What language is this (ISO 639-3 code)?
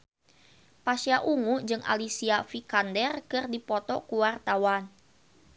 sun